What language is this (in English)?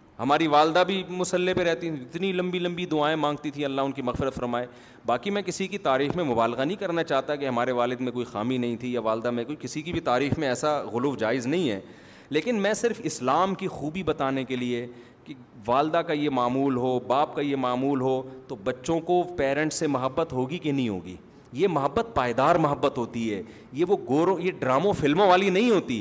Urdu